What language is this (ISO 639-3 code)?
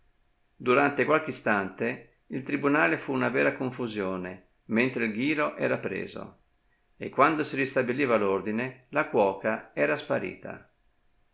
ita